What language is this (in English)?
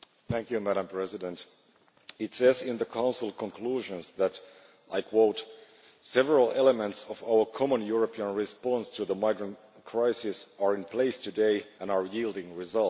English